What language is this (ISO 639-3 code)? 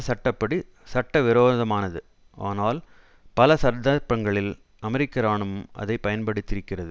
tam